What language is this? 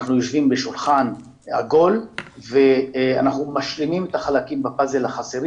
Hebrew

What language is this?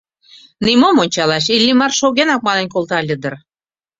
Mari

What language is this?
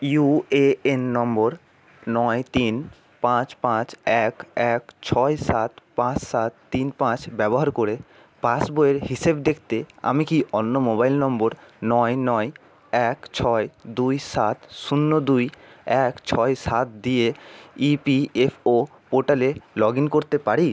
Bangla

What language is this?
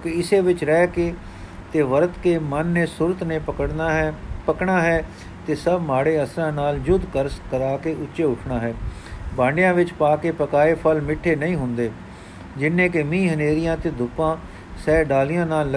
Punjabi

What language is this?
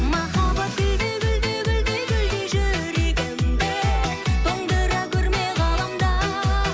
Kazakh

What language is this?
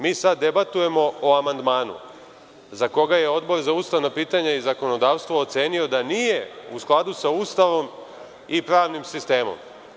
Serbian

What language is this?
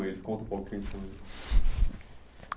Portuguese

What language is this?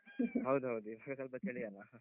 Kannada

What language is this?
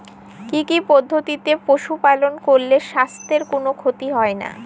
Bangla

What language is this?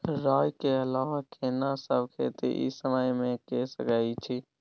Maithili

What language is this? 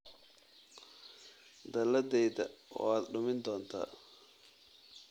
Somali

